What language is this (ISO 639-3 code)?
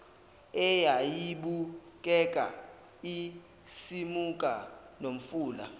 zul